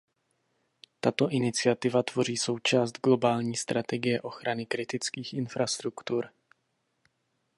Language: Czech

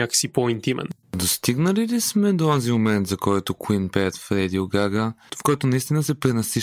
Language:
Bulgarian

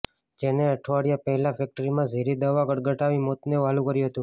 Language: Gujarati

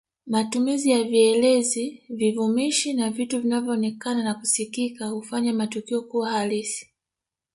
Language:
Swahili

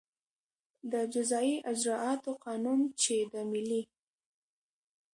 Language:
Pashto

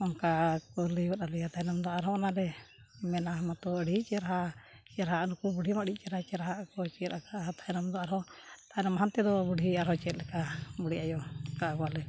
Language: Santali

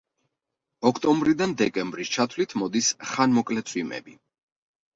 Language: Georgian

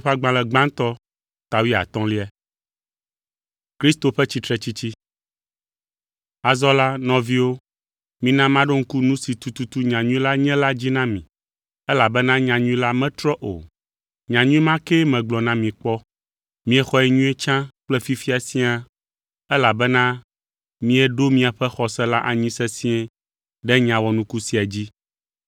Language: Ewe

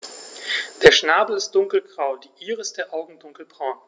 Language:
German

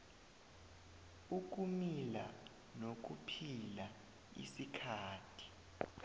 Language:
South Ndebele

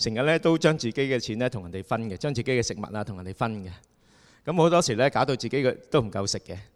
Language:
Chinese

